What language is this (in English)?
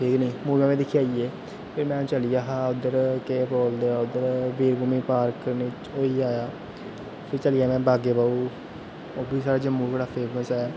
Dogri